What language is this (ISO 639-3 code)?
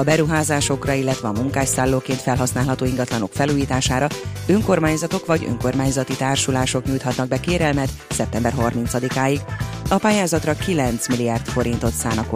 hun